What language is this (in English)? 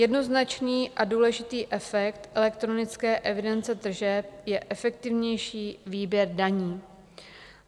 Czech